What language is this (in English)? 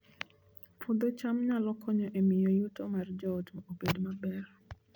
Luo (Kenya and Tanzania)